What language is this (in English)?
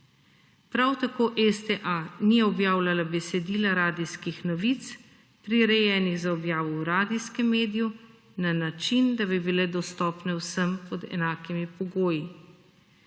Slovenian